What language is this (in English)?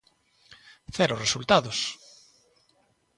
Galician